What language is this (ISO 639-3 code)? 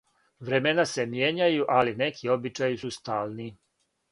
srp